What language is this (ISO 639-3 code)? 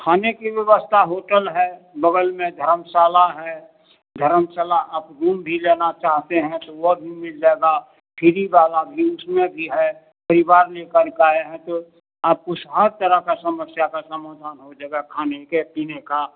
hin